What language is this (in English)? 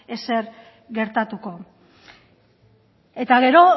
Basque